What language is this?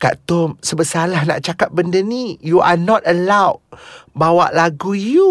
Malay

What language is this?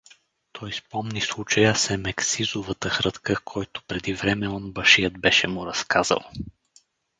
Bulgarian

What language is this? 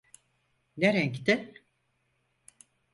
Turkish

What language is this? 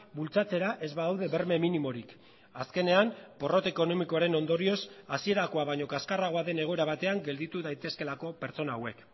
Basque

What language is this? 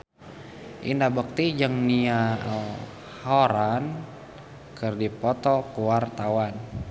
Sundanese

